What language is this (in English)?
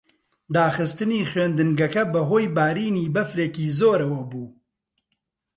Central Kurdish